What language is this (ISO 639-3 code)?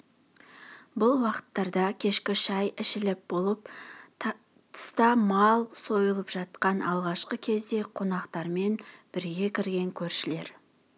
kaz